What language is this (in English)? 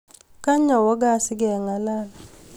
Kalenjin